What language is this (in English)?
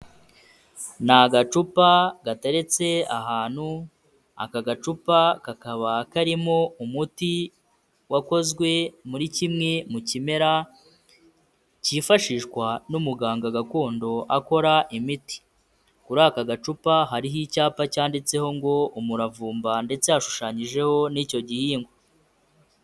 Kinyarwanda